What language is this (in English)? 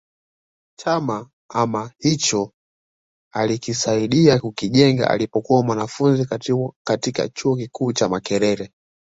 Swahili